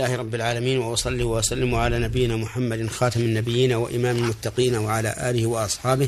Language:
Arabic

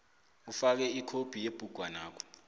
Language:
South Ndebele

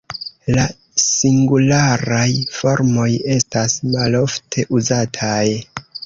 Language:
Esperanto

